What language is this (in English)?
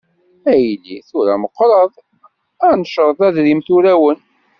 Kabyle